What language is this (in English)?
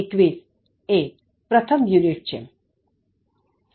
Gujarati